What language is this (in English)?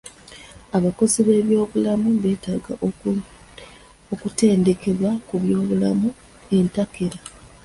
Ganda